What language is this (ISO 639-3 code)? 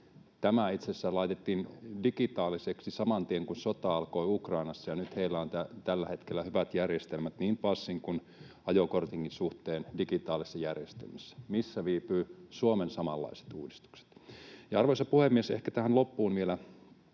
fin